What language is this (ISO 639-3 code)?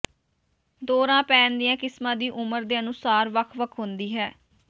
pan